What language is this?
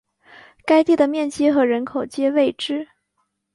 Chinese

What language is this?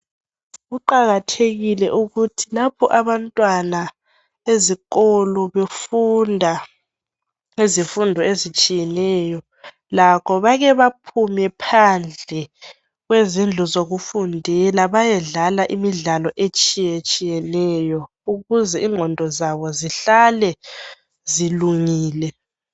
North Ndebele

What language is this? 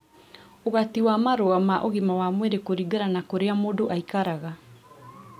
Kikuyu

